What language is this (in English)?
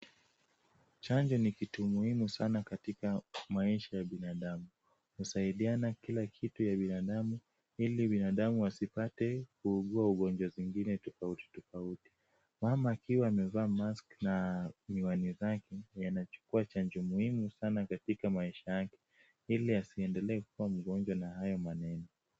Swahili